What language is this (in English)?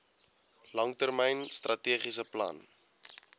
Afrikaans